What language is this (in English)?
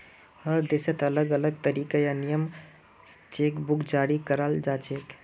Magahi